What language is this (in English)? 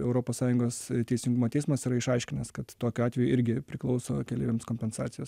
Lithuanian